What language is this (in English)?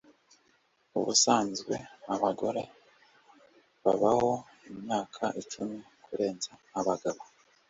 Kinyarwanda